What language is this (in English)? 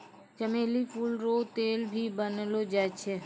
Maithili